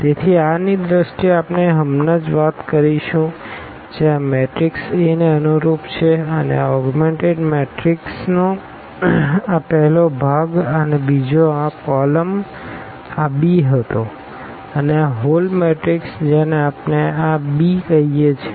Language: Gujarati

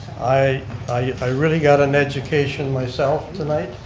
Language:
English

